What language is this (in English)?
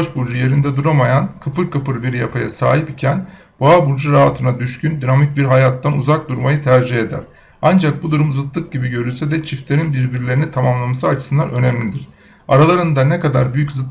Turkish